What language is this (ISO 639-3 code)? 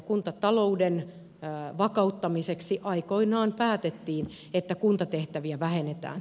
fin